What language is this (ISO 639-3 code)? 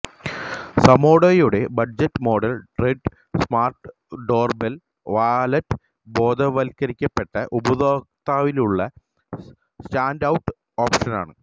mal